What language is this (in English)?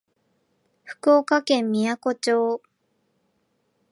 Japanese